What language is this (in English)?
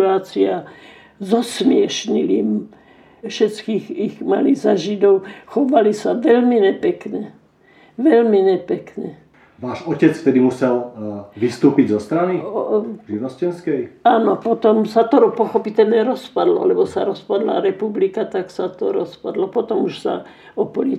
Slovak